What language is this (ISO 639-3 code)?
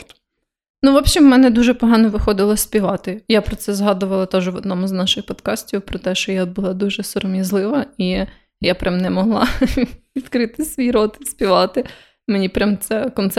ukr